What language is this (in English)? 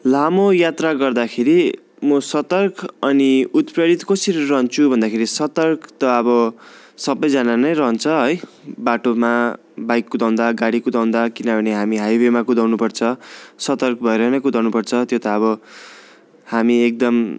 Nepali